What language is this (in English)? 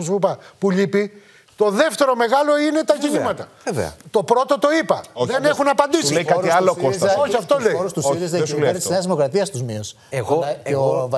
Greek